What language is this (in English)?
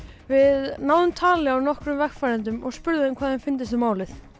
Icelandic